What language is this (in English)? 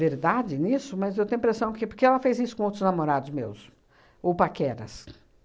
Portuguese